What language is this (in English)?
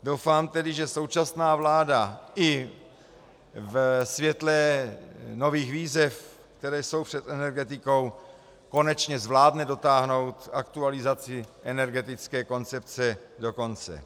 Czech